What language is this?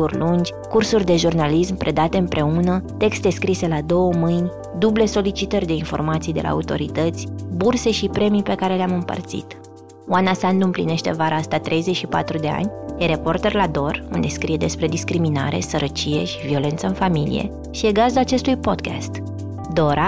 Romanian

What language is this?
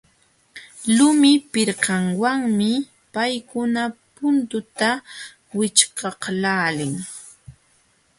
Jauja Wanca Quechua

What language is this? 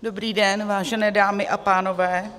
Czech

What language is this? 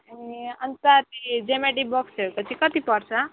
Nepali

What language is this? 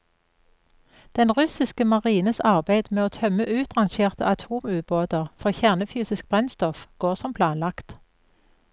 Norwegian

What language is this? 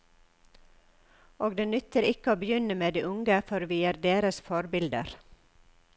Norwegian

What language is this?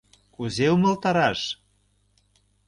Mari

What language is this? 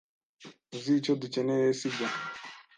Kinyarwanda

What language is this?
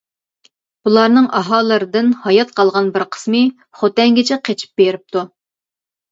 Uyghur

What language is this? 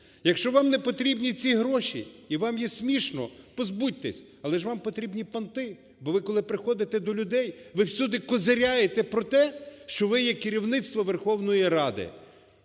Ukrainian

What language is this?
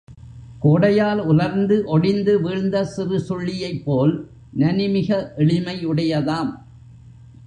Tamil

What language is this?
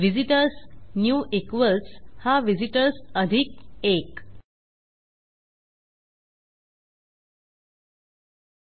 Marathi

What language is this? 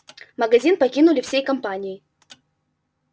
Russian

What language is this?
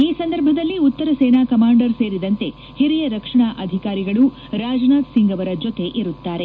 Kannada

